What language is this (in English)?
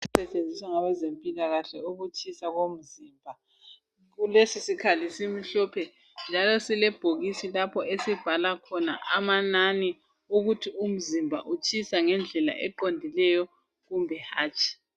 North Ndebele